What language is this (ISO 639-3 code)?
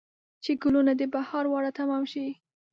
pus